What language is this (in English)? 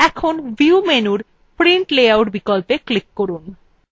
Bangla